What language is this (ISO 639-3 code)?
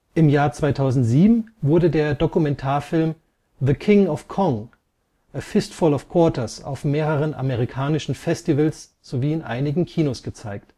deu